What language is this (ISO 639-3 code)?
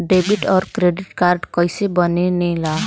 bho